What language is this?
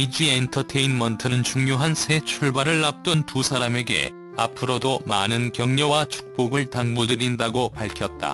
Korean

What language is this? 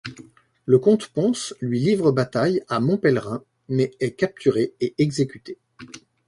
French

